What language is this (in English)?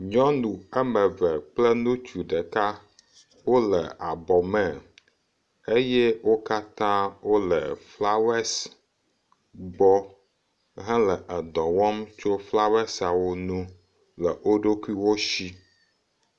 Ewe